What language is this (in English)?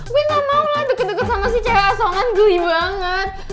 Indonesian